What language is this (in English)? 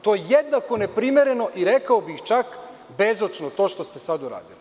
Serbian